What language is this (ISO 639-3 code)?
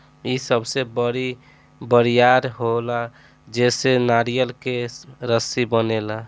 bho